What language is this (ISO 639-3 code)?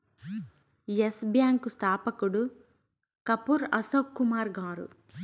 tel